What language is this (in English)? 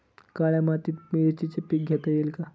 Marathi